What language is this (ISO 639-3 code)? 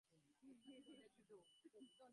ben